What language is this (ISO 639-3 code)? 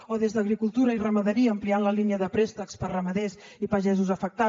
cat